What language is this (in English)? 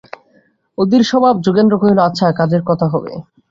Bangla